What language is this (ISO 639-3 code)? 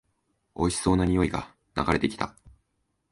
jpn